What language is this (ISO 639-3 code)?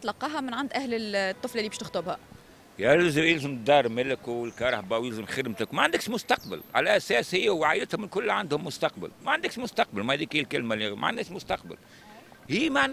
ara